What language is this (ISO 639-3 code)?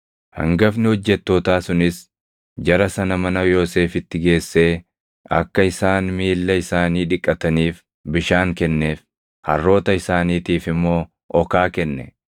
orm